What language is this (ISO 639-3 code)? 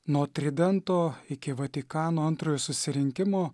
lit